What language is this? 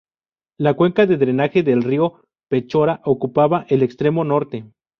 Spanish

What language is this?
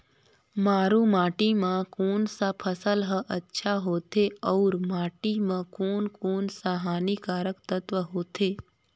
Chhattisgarhi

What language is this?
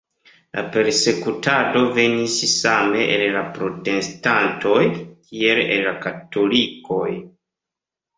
Esperanto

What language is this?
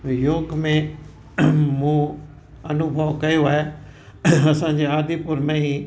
Sindhi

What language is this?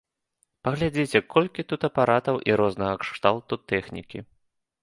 Belarusian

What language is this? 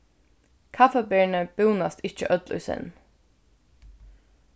Faroese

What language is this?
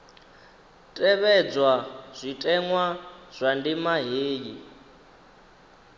Venda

